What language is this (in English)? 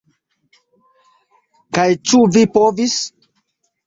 Esperanto